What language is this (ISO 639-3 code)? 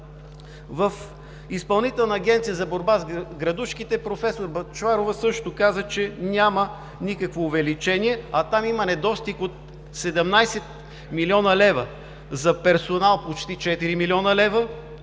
bul